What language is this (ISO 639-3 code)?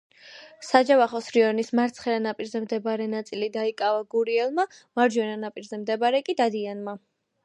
kat